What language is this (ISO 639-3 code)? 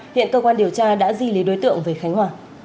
vie